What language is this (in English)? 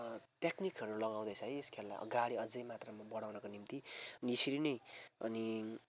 Nepali